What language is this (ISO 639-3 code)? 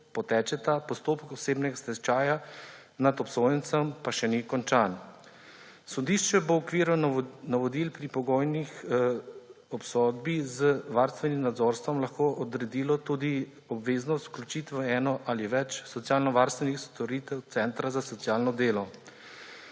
slv